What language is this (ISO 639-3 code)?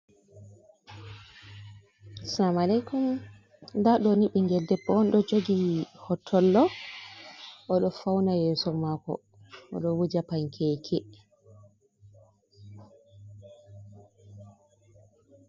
ful